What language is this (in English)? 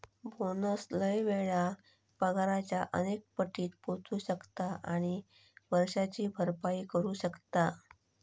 Marathi